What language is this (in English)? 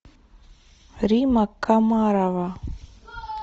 Russian